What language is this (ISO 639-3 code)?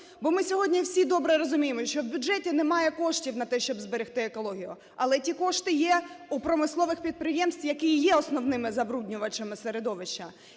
ukr